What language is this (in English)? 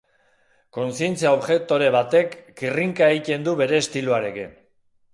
Basque